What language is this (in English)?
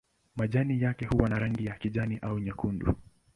Swahili